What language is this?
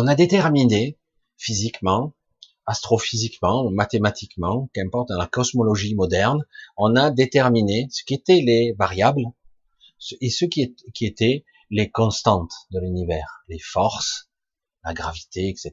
French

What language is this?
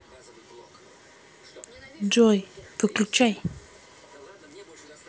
Russian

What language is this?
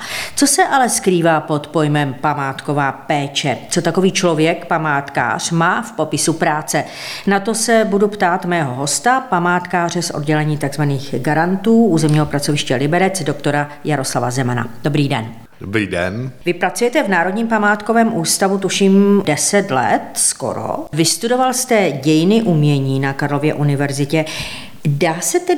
Czech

